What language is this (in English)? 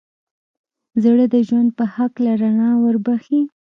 Pashto